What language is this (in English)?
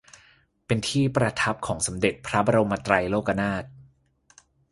Thai